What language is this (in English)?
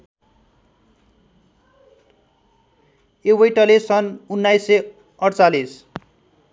Nepali